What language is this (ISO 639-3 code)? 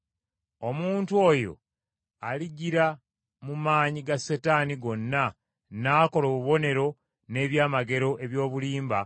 lug